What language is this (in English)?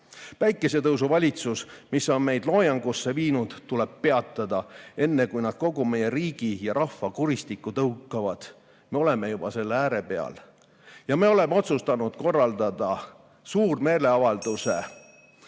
Estonian